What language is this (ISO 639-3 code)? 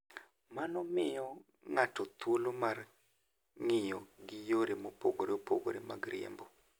luo